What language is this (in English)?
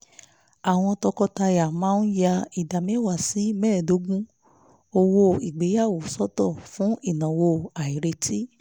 Yoruba